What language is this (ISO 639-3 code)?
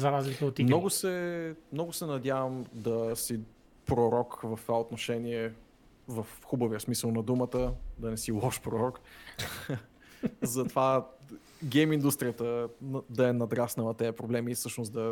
bul